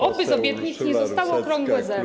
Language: Polish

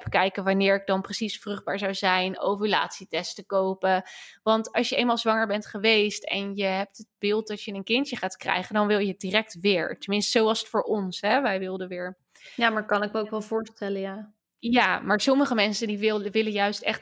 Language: Dutch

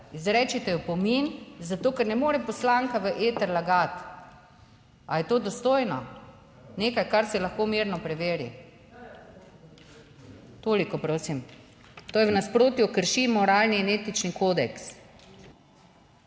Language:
Slovenian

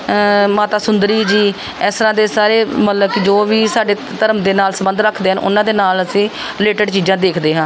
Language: Punjabi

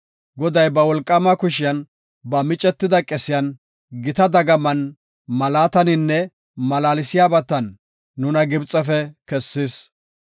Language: Gofa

